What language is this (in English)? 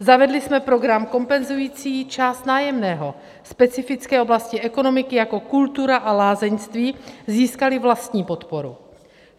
Czech